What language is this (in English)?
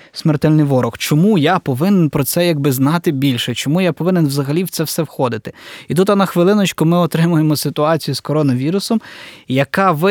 Ukrainian